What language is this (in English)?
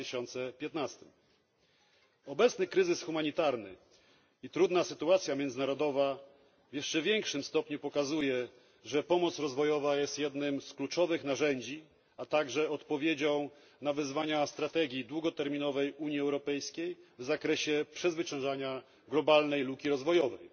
Polish